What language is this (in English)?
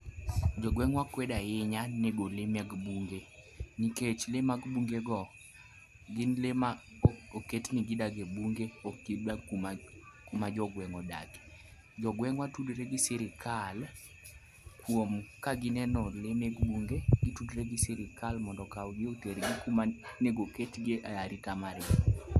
Luo (Kenya and Tanzania)